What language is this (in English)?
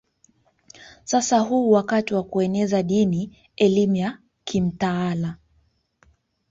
Swahili